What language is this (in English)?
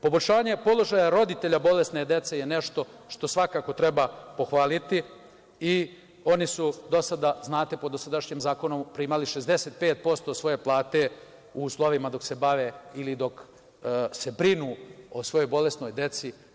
Serbian